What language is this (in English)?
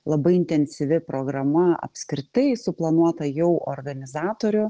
Lithuanian